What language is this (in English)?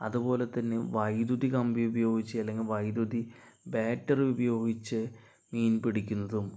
Malayalam